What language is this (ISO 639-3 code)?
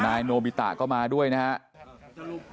tha